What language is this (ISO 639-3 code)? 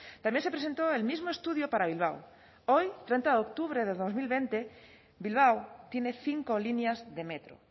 spa